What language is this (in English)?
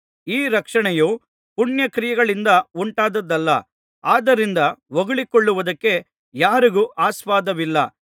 Kannada